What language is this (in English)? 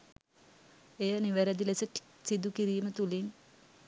Sinhala